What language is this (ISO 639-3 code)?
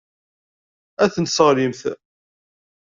kab